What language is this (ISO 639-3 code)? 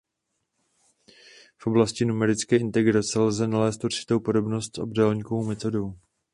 ces